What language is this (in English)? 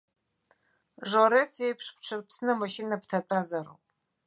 Abkhazian